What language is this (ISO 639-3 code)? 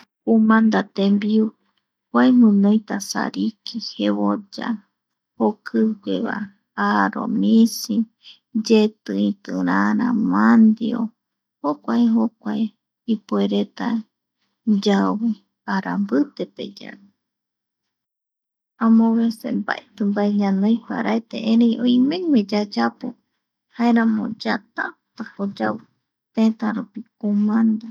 gui